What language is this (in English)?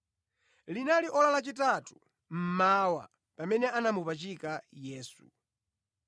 Nyanja